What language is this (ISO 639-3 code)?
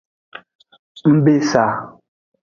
ajg